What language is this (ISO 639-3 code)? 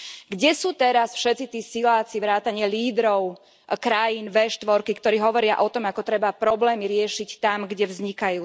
slk